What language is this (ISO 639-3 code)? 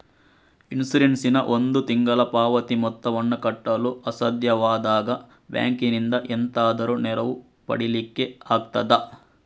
kan